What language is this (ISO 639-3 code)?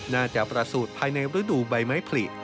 tha